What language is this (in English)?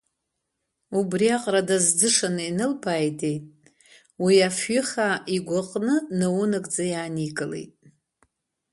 Abkhazian